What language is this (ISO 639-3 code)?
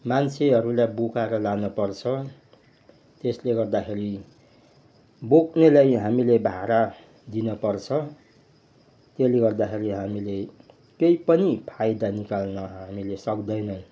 nep